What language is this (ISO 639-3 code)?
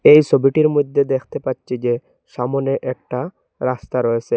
ben